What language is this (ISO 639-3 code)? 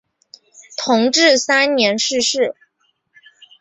zho